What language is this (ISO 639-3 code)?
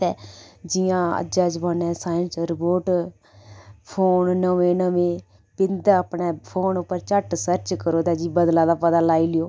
doi